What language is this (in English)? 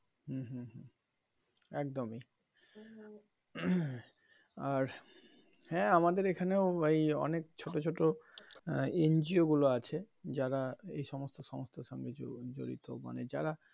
Bangla